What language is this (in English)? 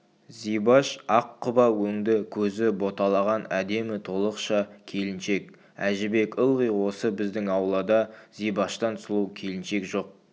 Kazakh